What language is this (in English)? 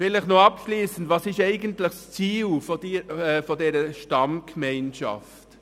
Swiss German